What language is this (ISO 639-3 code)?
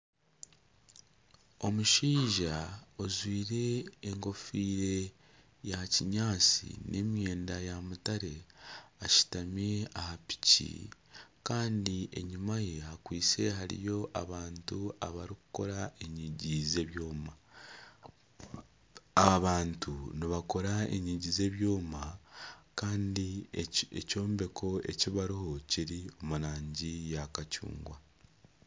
nyn